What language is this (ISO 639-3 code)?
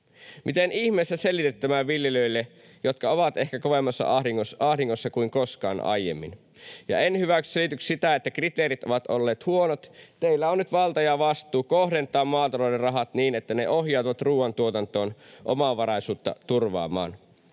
fin